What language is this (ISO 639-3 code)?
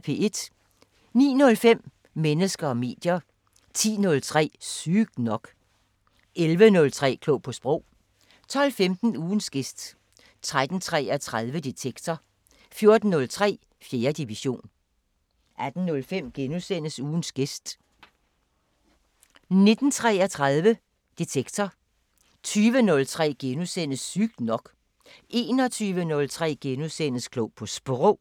dan